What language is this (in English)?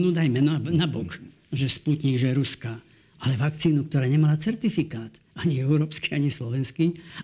Slovak